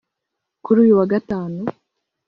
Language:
Kinyarwanda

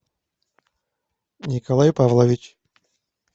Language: Russian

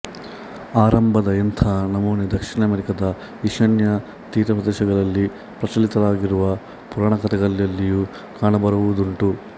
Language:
Kannada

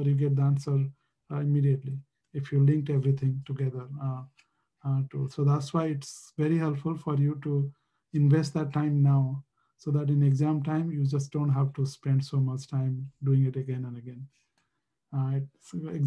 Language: English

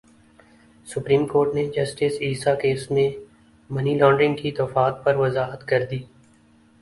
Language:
Urdu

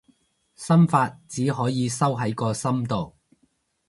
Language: Cantonese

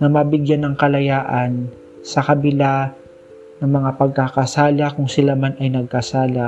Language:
Filipino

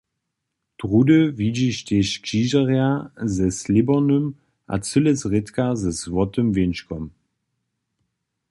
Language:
Upper Sorbian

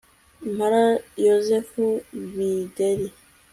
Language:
Kinyarwanda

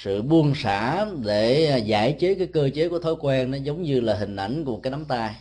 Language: Vietnamese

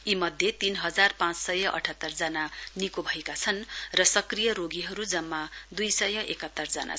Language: Nepali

